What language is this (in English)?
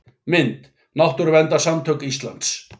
Icelandic